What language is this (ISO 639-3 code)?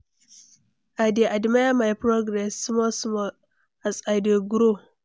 pcm